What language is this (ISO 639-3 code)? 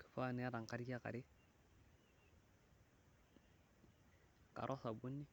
mas